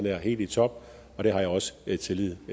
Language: Danish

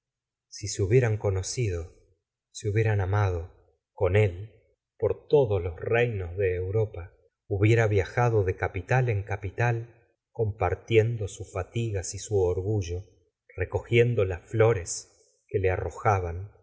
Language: Spanish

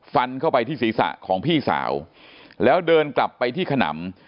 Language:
Thai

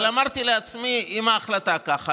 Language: Hebrew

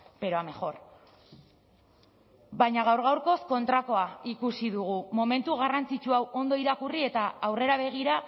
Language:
Basque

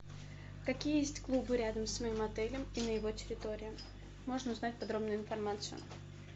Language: Russian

